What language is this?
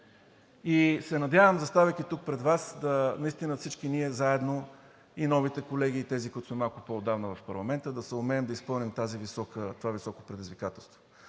Bulgarian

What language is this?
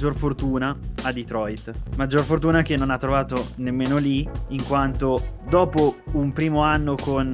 Italian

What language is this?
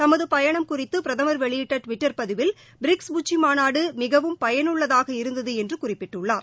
Tamil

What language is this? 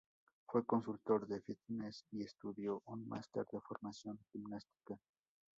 Spanish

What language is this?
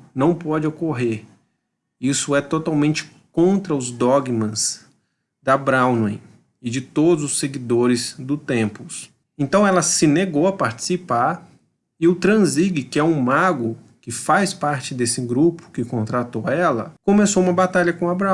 Portuguese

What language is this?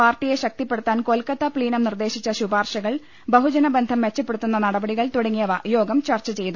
Malayalam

